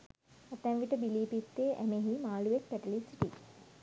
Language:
Sinhala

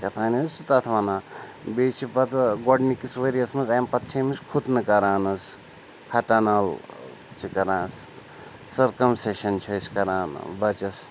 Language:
Kashmiri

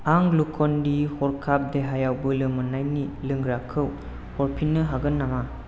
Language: Bodo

